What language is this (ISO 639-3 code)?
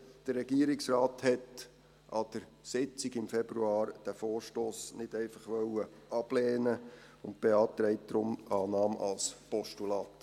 gsw